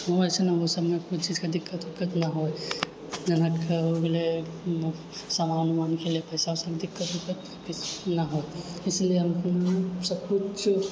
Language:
Maithili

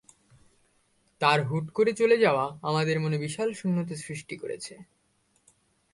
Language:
Bangla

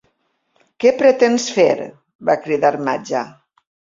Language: Catalan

